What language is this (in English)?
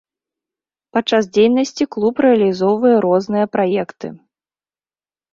Belarusian